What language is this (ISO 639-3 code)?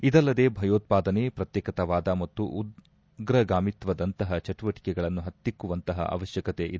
kan